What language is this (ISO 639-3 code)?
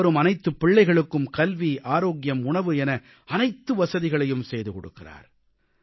tam